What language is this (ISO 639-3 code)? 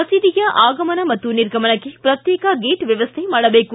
kan